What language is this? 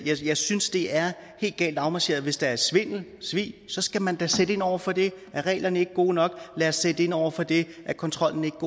Danish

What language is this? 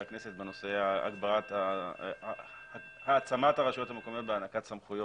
Hebrew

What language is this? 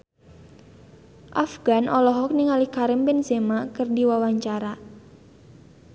Sundanese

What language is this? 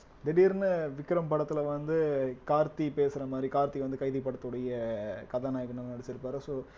Tamil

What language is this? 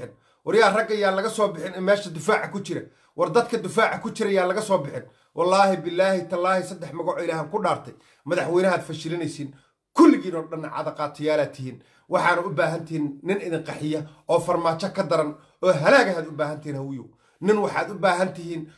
Arabic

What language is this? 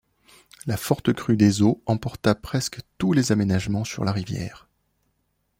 French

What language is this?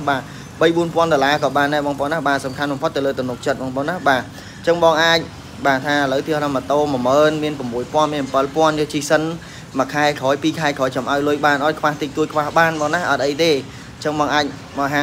Vietnamese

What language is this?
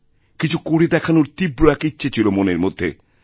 Bangla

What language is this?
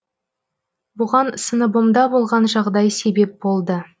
Kazakh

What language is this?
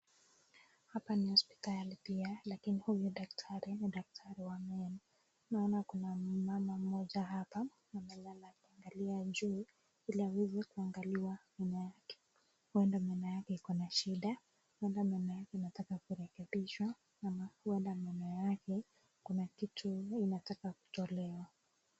Swahili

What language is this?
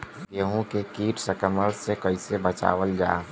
Bhojpuri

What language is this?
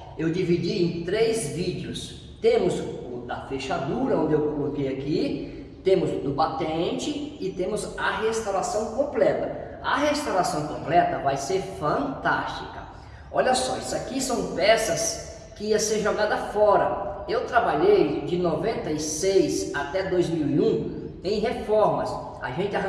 Portuguese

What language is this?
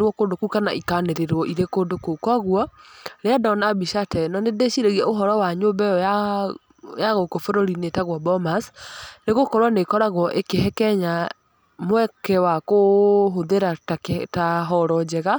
Kikuyu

